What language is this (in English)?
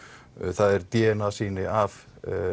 Icelandic